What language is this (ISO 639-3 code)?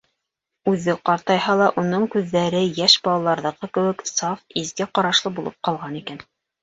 bak